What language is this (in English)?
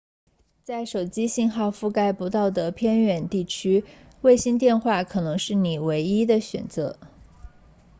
Chinese